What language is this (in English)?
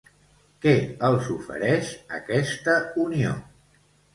Catalan